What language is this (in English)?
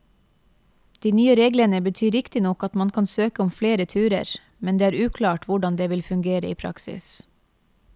Norwegian